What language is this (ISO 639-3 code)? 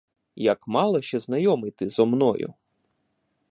ukr